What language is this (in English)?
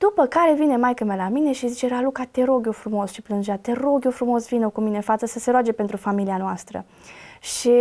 Romanian